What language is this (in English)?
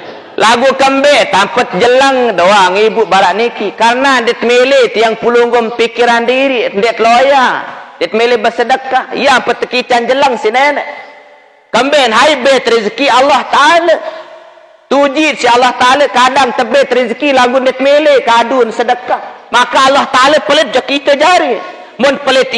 Malay